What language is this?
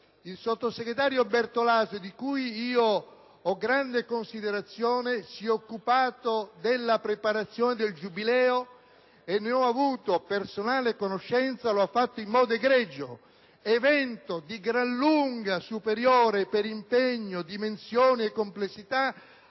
Italian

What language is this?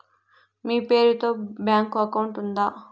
Telugu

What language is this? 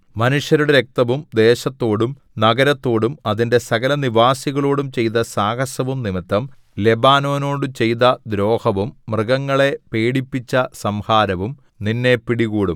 Malayalam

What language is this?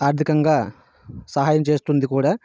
Telugu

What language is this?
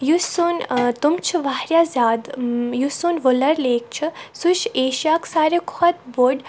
Kashmiri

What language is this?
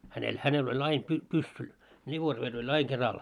Finnish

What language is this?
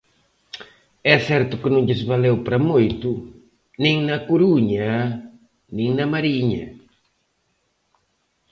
Galician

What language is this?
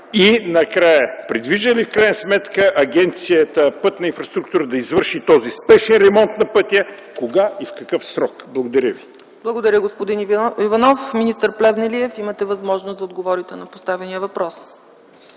Bulgarian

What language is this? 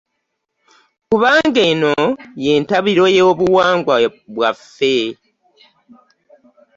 Ganda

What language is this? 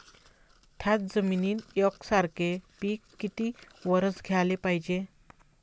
Marathi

